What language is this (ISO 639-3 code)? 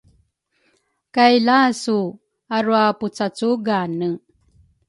dru